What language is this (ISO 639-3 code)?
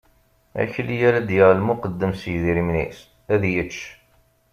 kab